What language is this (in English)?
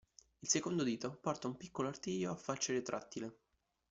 Italian